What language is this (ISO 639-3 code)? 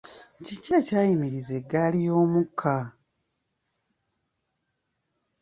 lug